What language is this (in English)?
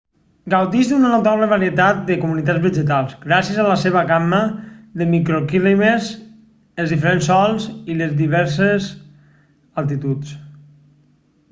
Catalan